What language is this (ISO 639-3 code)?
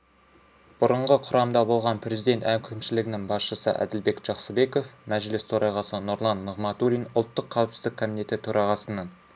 kaz